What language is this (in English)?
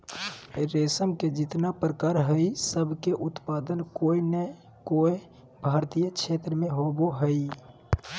Magahi